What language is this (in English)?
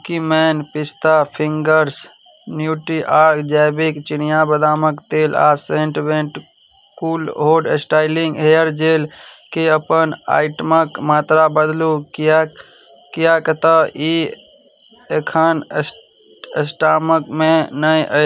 Maithili